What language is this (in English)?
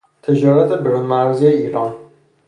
Persian